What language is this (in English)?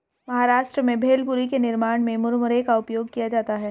Hindi